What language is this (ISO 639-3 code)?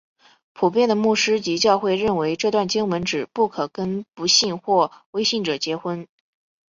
zho